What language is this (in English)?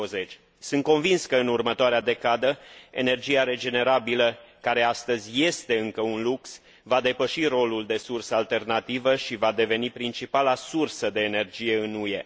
Romanian